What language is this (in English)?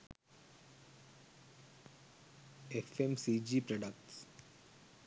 Sinhala